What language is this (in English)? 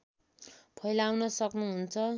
Nepali